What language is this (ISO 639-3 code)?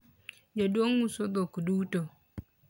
luo